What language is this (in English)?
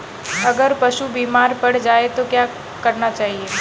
Hindi